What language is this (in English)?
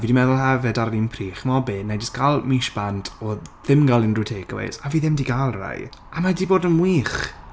Welsh